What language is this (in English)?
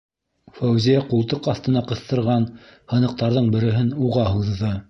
Bashkir